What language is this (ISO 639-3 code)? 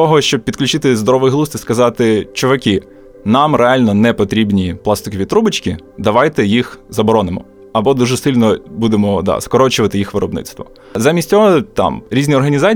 ukr